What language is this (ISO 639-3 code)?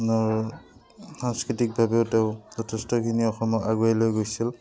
asm